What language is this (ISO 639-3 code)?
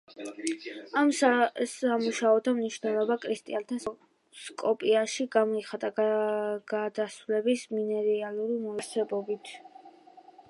kat